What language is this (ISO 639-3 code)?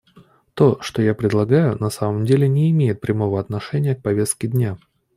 rus